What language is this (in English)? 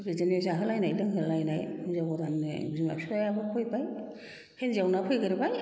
Bodo